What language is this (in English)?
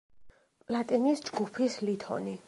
Georgian